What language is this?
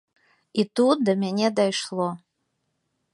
Belarusian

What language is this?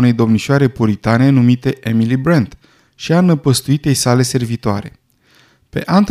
Romanian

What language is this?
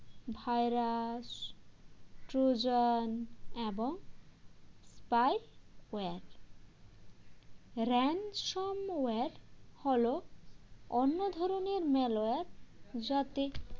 Bangla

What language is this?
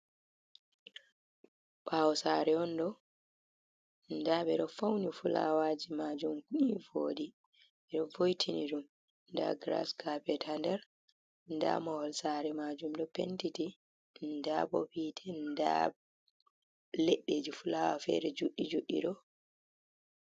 Fula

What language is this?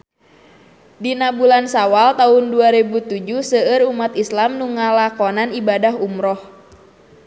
Sundanese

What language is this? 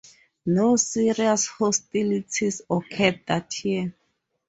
English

